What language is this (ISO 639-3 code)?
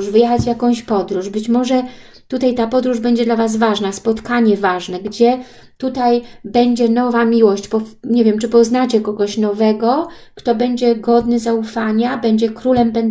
pol